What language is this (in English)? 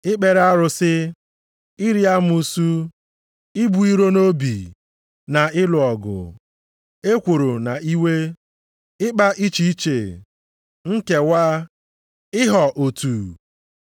Igbo